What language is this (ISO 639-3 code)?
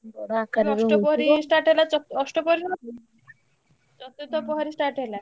ori